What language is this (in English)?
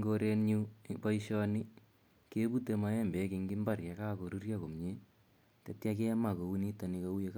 Kalenjin